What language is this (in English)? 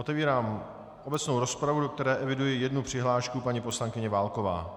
Czech